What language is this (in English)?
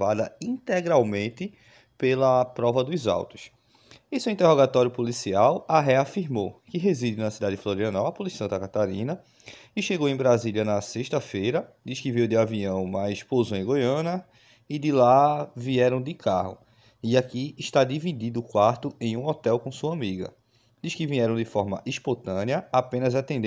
Portuguese